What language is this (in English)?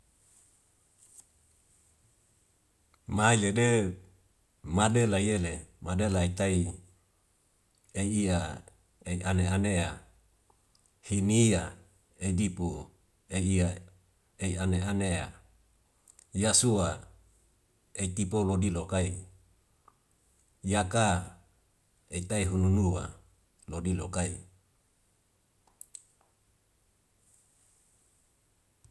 Wemale